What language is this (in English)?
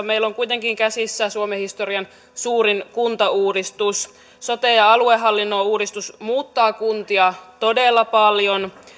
Finnish